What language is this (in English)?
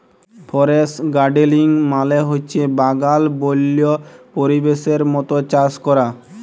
Bangla